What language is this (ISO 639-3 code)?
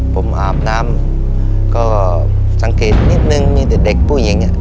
tha